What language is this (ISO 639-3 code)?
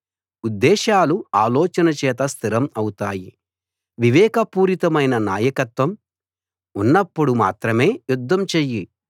tel